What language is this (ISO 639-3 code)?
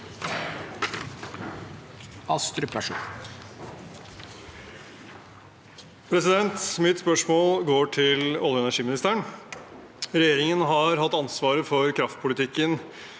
nor